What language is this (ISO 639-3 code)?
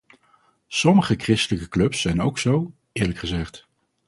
nld